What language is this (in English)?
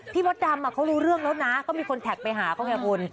Thai